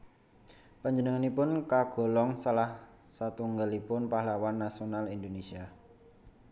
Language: Javanese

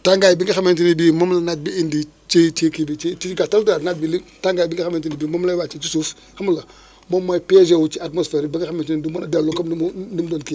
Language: Wolof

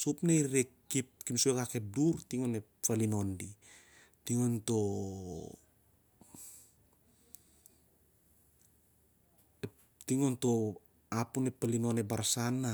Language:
Siar-Lak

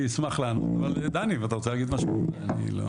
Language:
Hebrew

